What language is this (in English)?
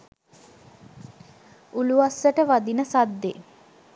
Sinhala